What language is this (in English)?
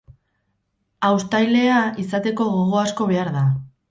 Basque